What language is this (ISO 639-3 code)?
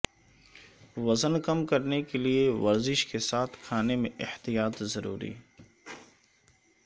urd